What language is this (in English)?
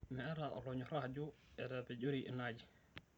Masai